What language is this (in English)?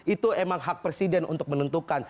Indonesian